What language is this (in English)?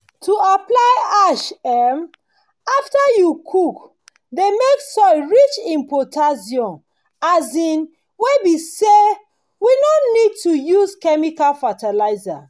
Nigerian Pidgin